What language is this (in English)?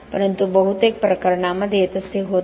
Marathi